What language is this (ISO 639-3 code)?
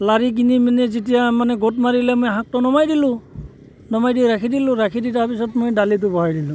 asm